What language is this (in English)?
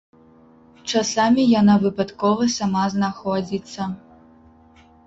Belarusian